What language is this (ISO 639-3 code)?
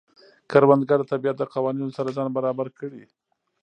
pus